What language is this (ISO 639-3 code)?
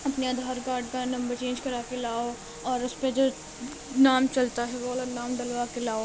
urd